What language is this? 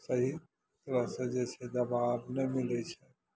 Maithili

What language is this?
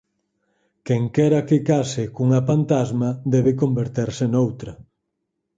Galician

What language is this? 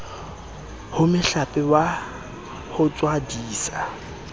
Southern Sotho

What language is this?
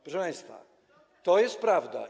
Polish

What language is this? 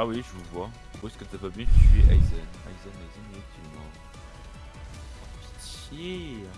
French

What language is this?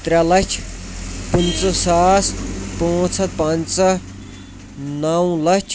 Kashmiri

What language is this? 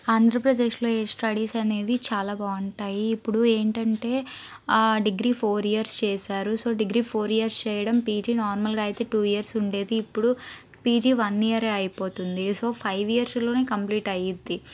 Telugu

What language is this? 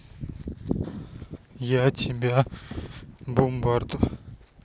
Russian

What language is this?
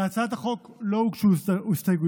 Hebrew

